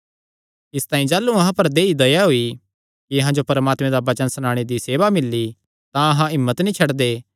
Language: Kangri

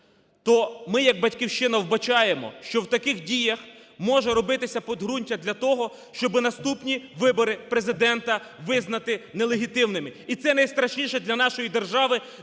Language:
Ukrainian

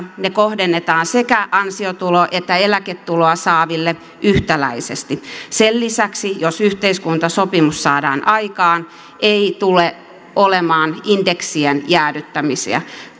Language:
Finnish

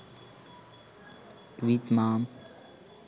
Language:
Sinhala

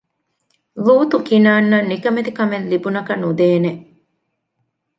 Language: Divehi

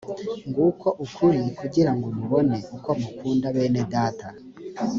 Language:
Kinyarwanda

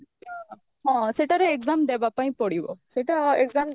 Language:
Odia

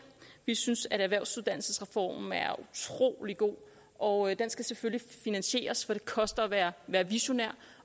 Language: Danish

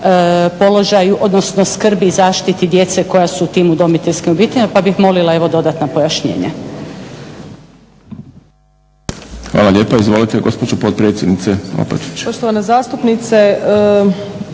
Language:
Croatian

